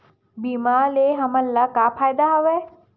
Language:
Chhattisgarhi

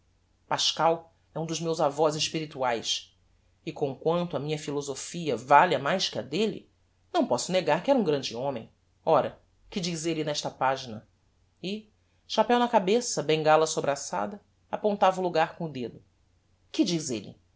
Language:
Portuguese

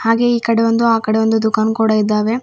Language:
Kannada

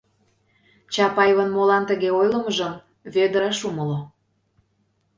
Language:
Mari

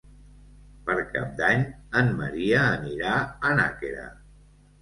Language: Catalan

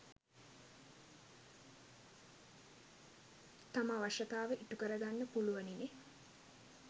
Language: Sinhala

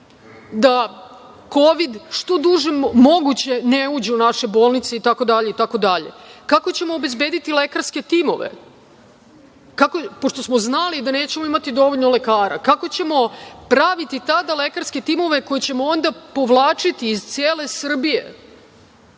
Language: Serbian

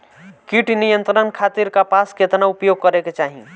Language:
Bhojpuri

